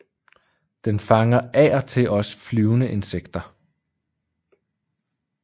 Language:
Danish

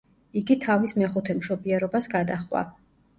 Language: Georgian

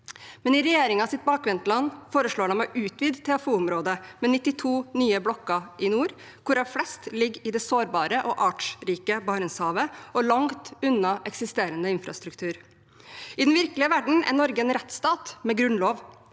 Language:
Norwegian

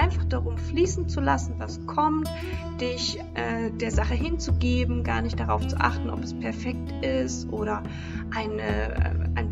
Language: German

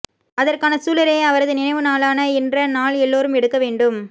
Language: Tamil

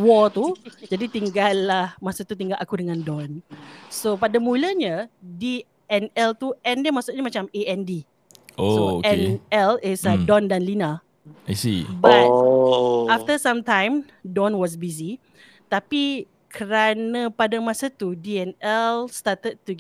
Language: Malay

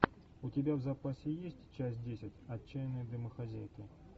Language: Russian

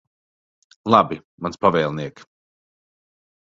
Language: Latvian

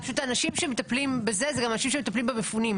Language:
Hebrew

